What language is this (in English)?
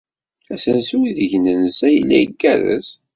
Kabyle